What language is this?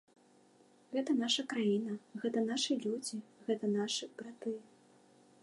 Belarusian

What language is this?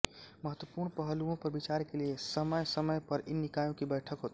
Hindi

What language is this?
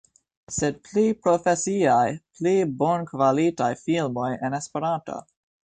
Esperanto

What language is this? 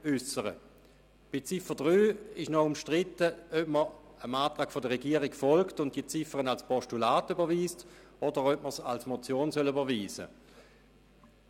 Swiss German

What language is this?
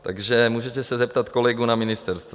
Czech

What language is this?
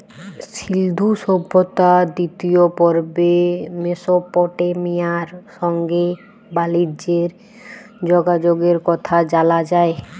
Bangla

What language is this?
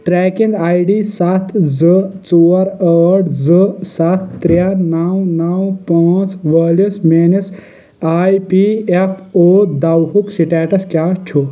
Kashmiri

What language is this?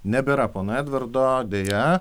Lithuanian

